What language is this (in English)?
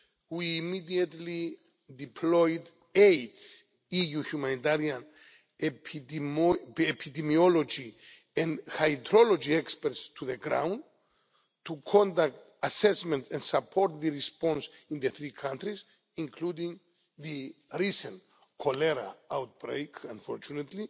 English